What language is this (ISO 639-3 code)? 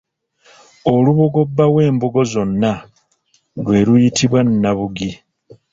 lug